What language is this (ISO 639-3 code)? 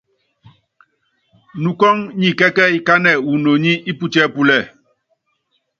yav